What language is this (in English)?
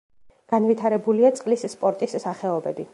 Georgian